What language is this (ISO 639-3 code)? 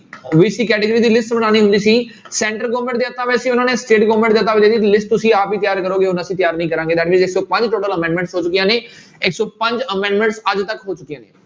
pan